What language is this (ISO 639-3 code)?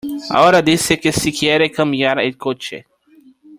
spa